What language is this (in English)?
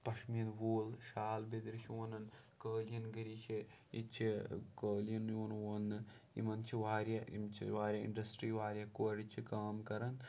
Kashmiri